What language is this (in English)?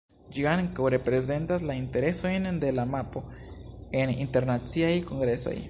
Esperanto